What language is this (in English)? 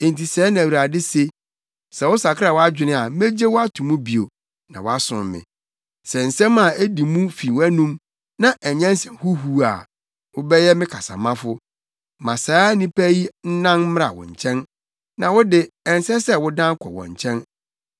Akan